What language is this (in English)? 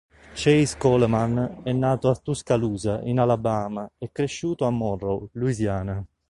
Italian